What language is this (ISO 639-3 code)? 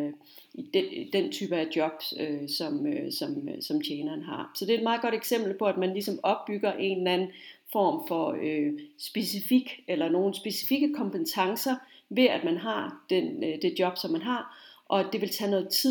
dan